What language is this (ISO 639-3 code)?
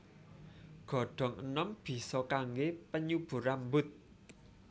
jav